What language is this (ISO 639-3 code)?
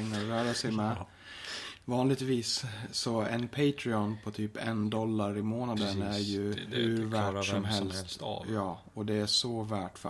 swe